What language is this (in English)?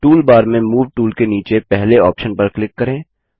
Hindi